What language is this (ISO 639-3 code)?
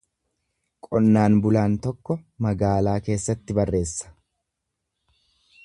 orm